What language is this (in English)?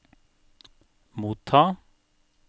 Norwegian